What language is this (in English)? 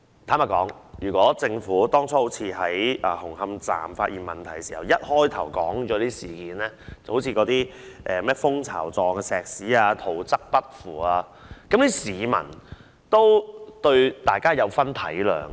Cantonese